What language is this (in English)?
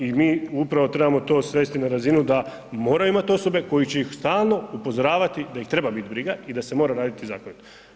Croatian